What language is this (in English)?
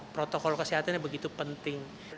Indonesian